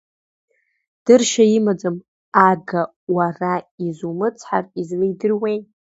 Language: Abkhazian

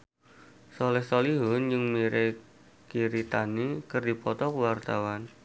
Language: Sundanese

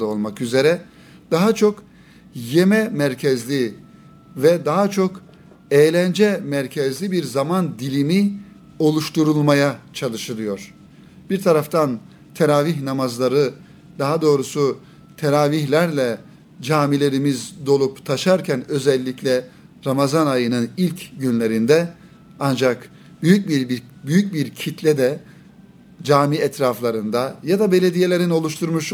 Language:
Turkish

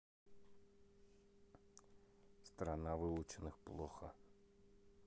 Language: Russian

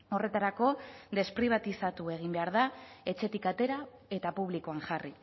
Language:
Basque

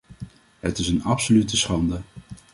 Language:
Dutch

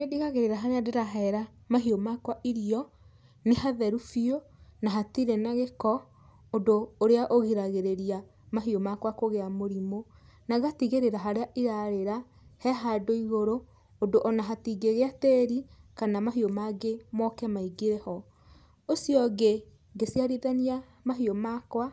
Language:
Kikuyu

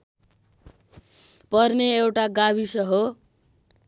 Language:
Nepali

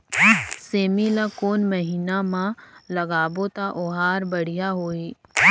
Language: Chhattisgarhi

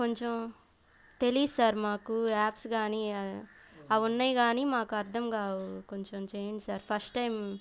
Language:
Telugu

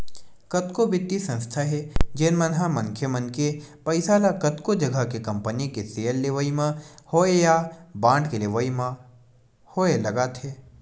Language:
Chhattisgarhi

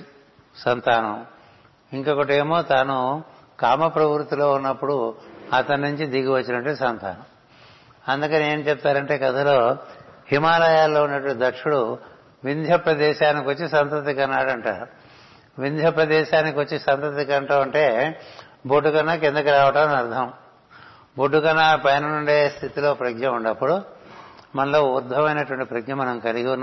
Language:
Telugu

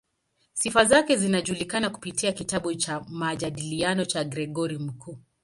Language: Swahili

